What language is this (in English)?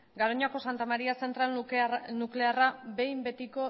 Basque